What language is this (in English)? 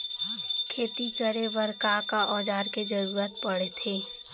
Chhattisgarhi